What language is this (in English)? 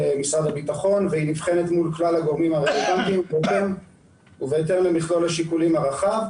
Hebrew